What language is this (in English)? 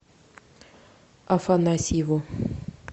Russian